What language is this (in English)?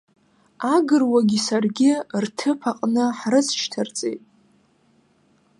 Abkhazian